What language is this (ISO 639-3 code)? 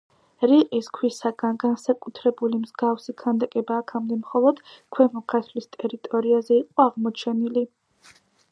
kat